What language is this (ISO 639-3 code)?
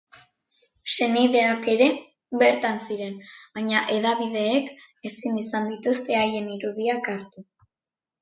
eus